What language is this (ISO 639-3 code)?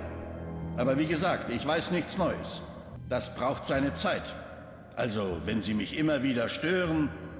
deu